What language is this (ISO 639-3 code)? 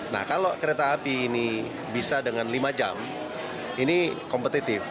ind